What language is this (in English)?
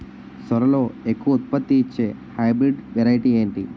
Telugu